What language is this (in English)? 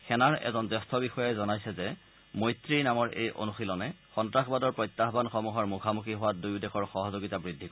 Assamese